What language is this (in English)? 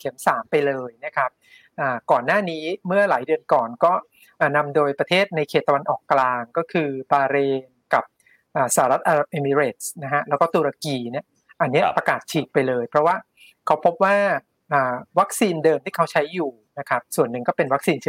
Thai